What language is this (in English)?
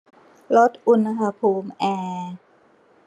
Thai